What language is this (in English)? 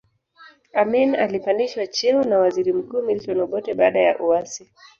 Swahili